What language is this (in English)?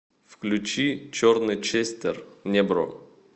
Russian